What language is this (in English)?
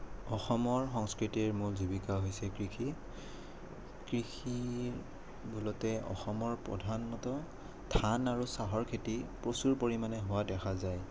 Assamese